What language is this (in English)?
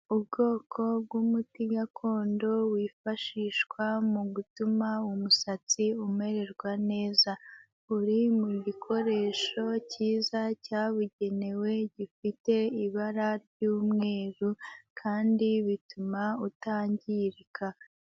Kinyarwanda